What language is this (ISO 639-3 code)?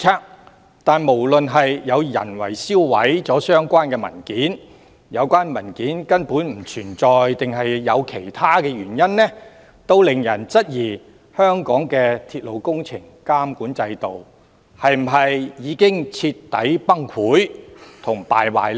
yue